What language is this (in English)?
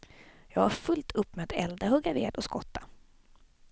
Swedish